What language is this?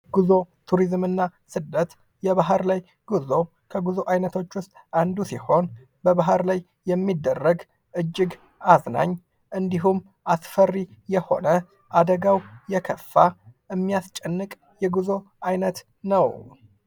Amharic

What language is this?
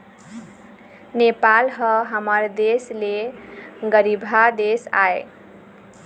Chhattisgarhi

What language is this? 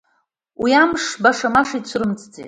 Abkhazian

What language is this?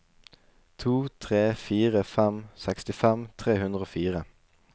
Norwegian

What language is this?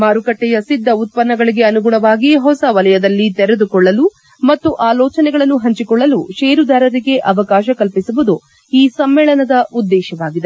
Kannada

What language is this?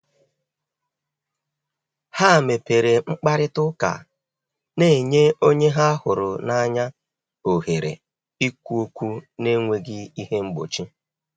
Igbo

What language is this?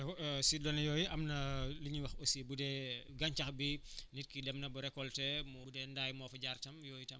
Wolof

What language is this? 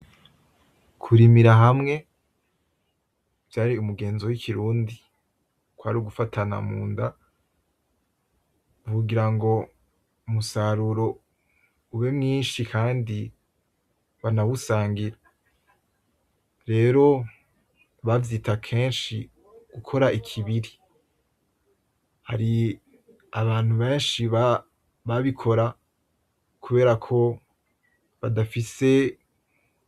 Rundi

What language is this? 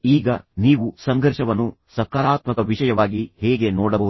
Kannada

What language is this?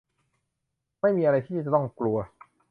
Thai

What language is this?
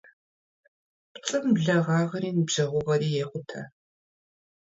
Kabardian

